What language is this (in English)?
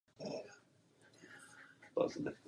Czech